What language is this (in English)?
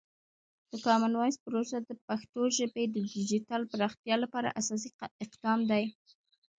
Pashto